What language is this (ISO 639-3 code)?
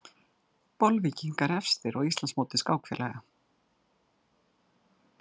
isl